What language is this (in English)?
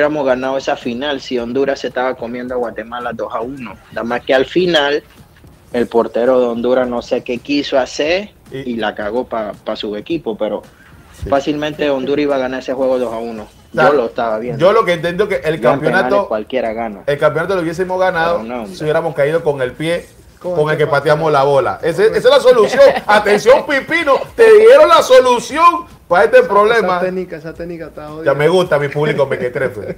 Spanish